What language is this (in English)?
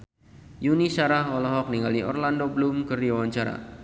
Sundanese